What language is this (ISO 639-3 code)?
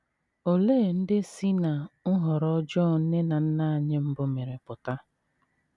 ibo